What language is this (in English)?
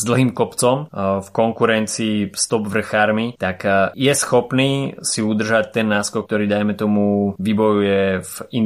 Slovak